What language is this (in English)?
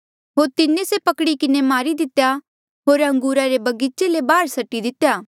Mandeali